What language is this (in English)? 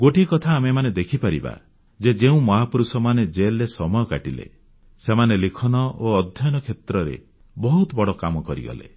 Odia